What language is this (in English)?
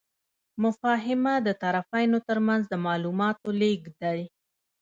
Pashto